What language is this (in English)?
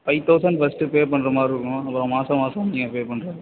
Tamil